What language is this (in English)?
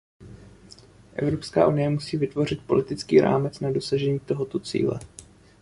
Czech